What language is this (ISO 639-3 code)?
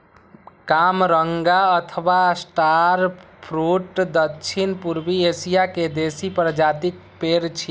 mai